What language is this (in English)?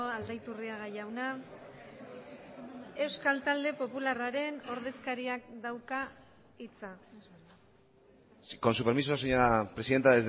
Basque